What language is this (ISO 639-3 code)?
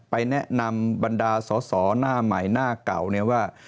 tha